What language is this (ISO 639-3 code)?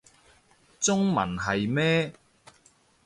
yue